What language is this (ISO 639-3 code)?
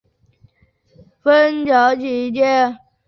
zho